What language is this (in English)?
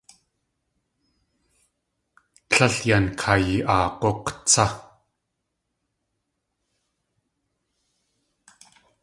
Tlingit